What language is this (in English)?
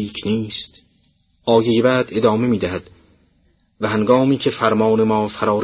Persian